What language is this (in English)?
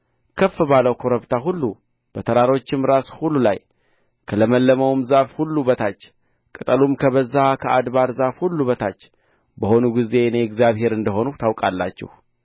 Amharic